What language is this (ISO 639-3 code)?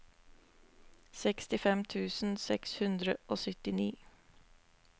nor